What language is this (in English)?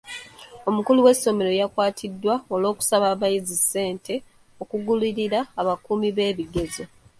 Ganda